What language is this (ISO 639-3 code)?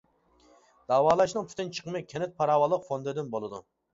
uig